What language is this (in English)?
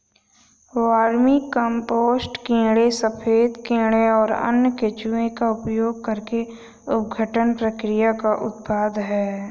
Hindi